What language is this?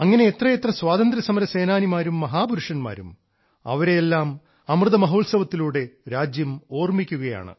Malayalam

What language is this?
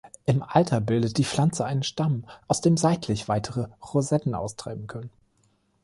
German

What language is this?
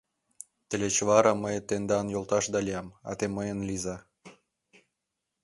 Mari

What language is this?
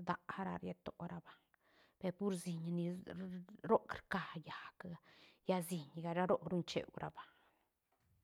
Santa Catarina Albarradas Zapotec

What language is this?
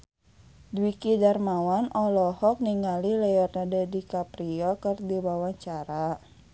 Sundanese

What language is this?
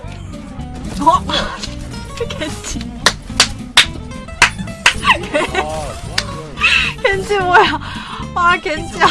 Korean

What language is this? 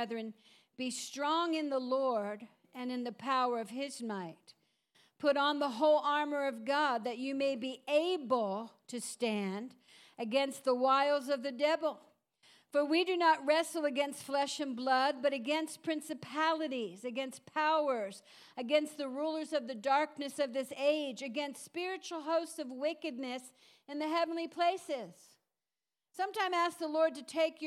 English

